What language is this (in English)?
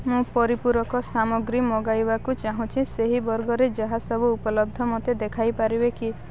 Odia